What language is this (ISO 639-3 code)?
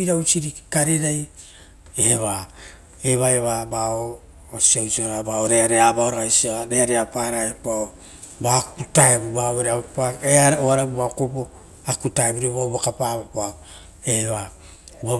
roo